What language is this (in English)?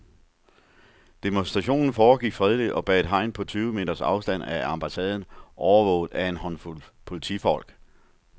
Danish